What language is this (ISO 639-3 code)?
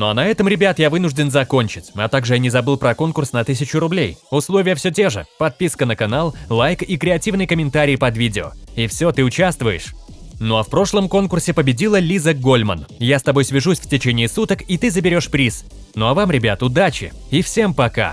rus